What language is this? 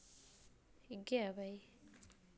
Dogri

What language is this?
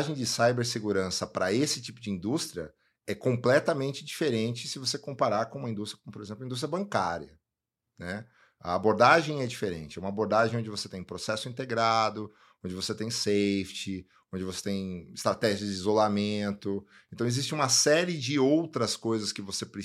Portuguese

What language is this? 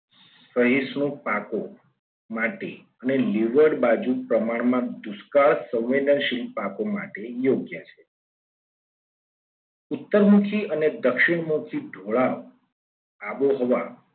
Gujarati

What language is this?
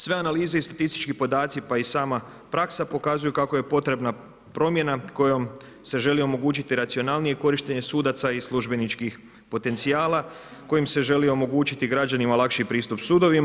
Croatian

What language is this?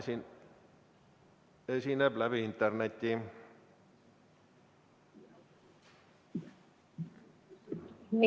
Estonian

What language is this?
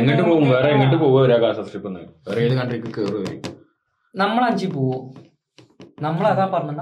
Malayalam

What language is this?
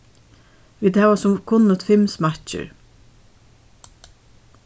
Faroese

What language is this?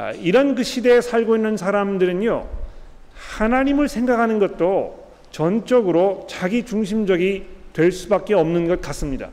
Korean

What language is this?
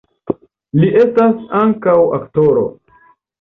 Esperanto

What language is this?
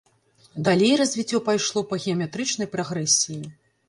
Belarusian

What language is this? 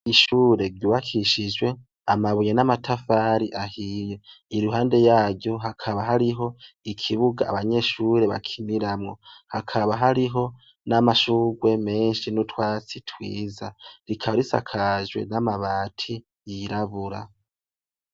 Rundi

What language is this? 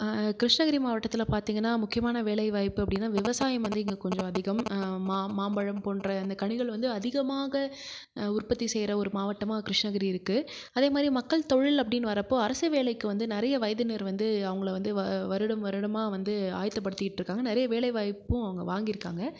Tamil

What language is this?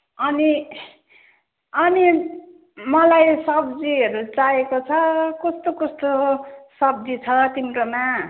Nepali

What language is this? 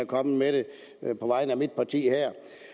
Danish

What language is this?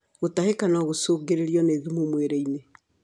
Kikuyu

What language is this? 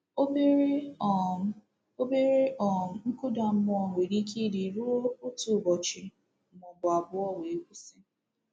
Igbo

